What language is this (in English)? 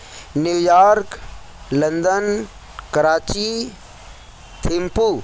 Urdu